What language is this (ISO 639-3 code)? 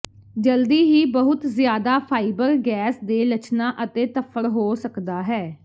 pan